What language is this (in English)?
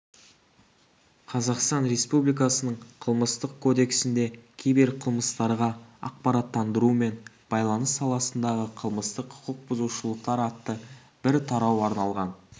Kazakh